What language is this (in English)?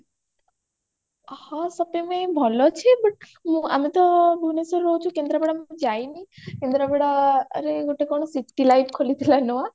Odia